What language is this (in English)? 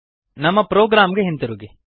Kannada